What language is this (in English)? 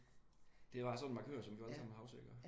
Danish